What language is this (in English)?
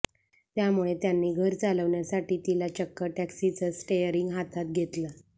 Marathi